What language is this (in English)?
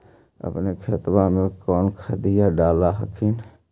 Magahi